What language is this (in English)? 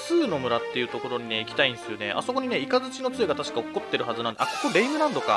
Japanese